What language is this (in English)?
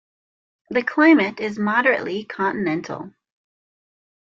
English